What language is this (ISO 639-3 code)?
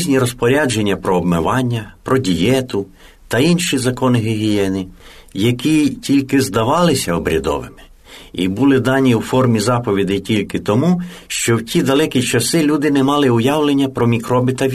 ukr